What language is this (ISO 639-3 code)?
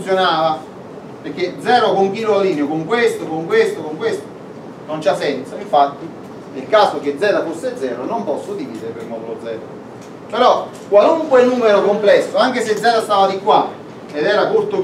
ita